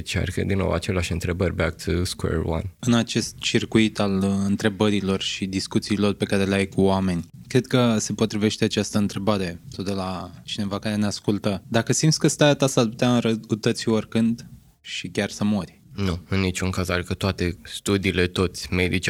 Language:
Romanian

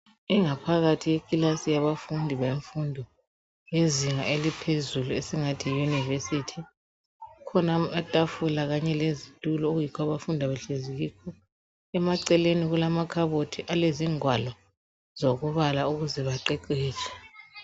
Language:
North Ndebele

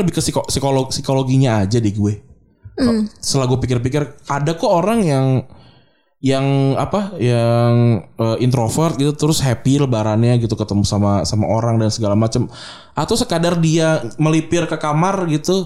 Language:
Indonesian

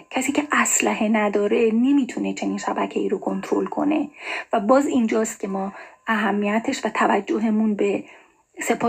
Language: Persian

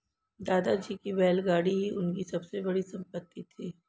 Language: Hindi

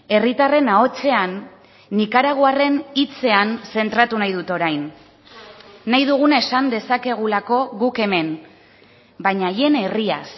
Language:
Basque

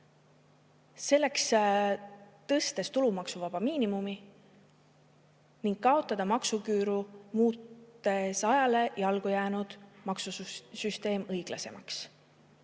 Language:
Estonian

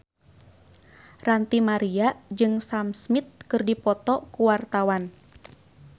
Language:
Sundanese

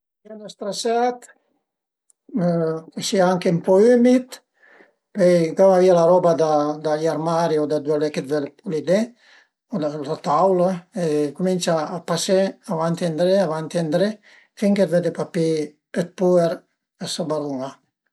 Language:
Piedmontese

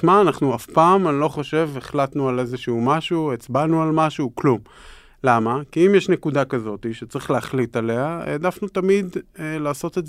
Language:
Hebrew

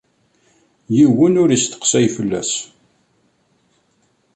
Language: Kabyle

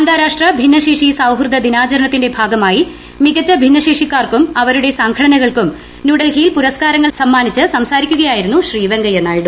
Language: Malayalam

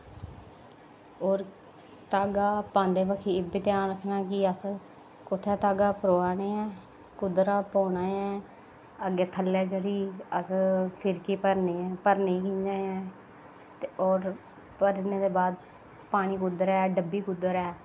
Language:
Dogri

